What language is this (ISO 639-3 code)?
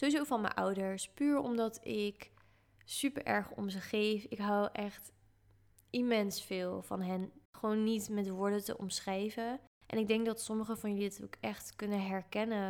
nld